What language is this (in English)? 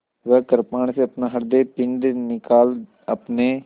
Hindi